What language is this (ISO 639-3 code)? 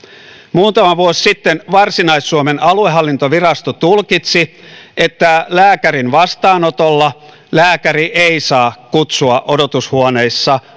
fin